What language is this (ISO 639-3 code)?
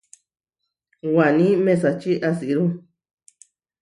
var